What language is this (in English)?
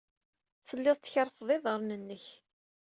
Kabyle